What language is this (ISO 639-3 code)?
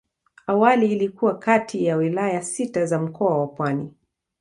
swa